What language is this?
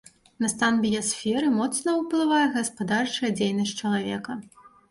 Belarusian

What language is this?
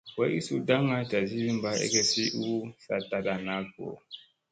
Musey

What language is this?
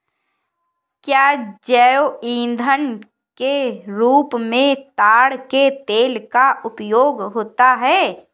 Hindi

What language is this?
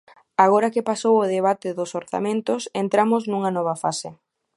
Galician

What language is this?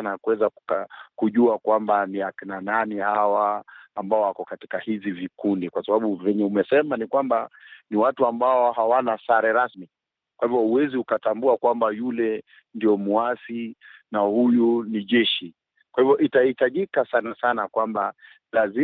Swahili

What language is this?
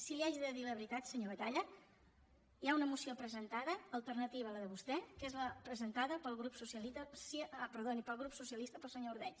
Catalan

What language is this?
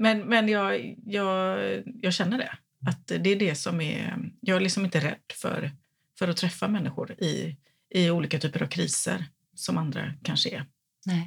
Swedish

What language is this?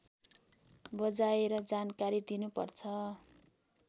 Nepali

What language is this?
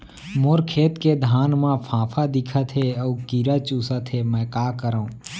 Chhattisgarhi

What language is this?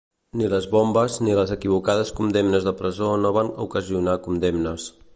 Catalan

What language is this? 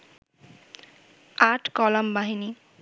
Bangla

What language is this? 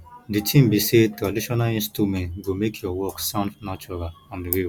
Nigerian Pidgin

